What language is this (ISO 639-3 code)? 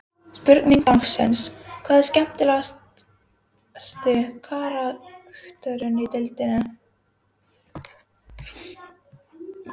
isl